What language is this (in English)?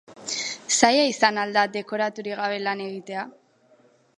Basque